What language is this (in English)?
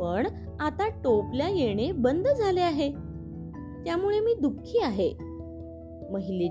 Marathi